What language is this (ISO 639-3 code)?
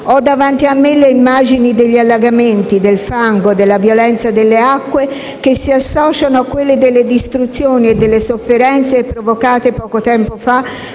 ita